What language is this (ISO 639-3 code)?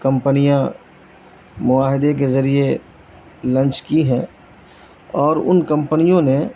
urd